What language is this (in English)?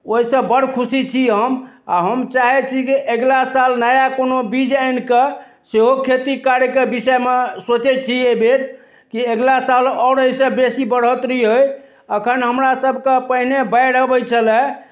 Maithili